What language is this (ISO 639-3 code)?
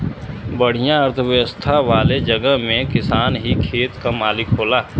bho